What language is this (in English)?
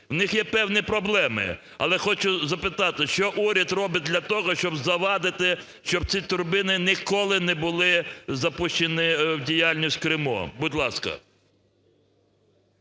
Ukrainian